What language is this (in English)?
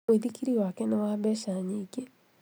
Kikuyu